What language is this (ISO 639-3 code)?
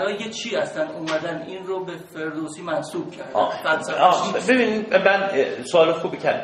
fas